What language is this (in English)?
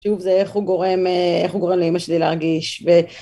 Hebrew